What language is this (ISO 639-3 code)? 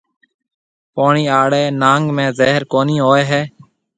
mve